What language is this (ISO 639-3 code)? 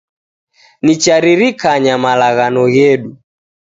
dav